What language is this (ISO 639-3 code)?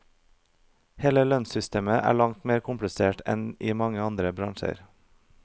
nor